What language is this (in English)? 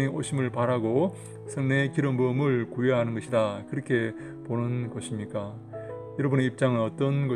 Korean